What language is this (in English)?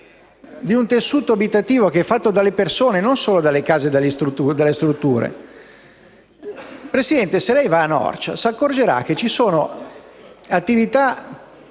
Italian